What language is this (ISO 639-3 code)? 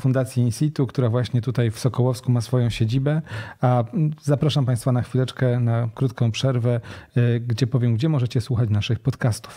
pol